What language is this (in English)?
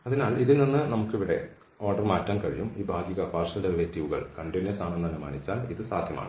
Malayalam